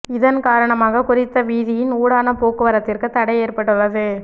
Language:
Tamil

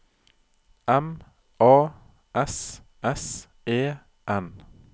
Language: Norwegian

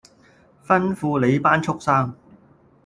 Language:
Cantonese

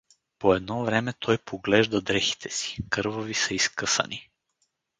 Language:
Bulgarian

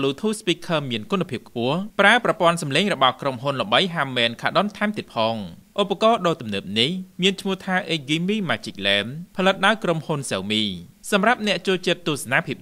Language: Thai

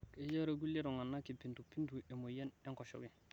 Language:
Masai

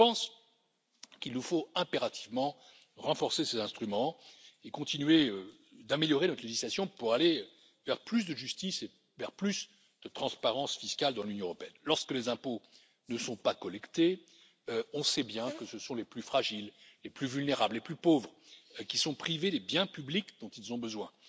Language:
French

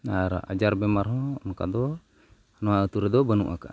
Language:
Santali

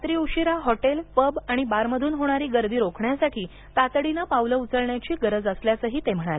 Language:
Marathi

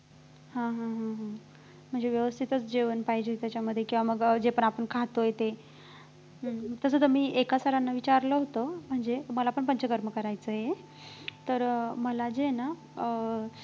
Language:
Marathi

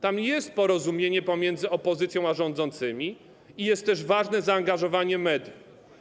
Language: Polish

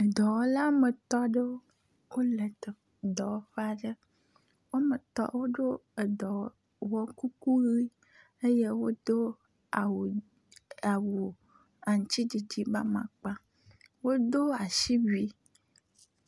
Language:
Ewe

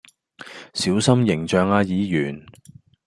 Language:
Cantonese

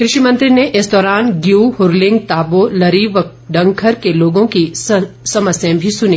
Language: Hindi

